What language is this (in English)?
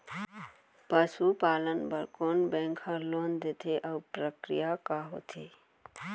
Chhattisgarhi